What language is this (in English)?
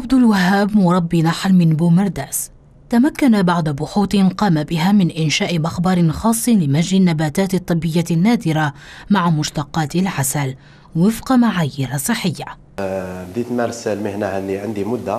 Arabic